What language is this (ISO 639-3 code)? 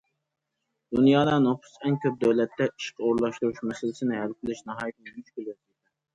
uig